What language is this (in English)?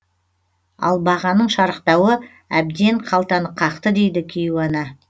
Kazakh